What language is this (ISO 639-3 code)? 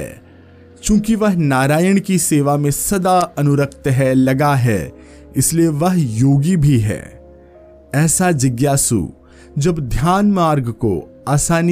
hin